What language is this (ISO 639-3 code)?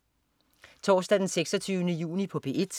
dan